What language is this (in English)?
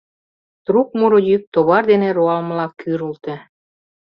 Mari